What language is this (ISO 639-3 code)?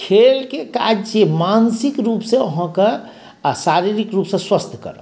mai